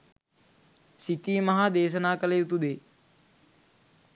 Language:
Sinhala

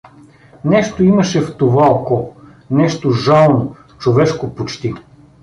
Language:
Bulgarian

